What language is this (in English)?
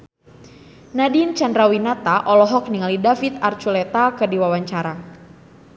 Sundanese